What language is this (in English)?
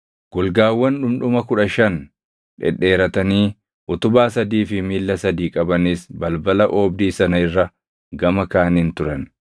Oromo